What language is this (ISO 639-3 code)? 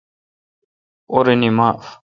xka